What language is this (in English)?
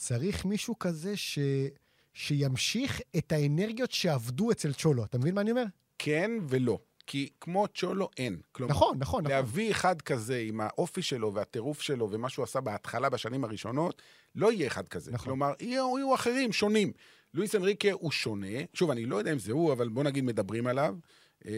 Hebrew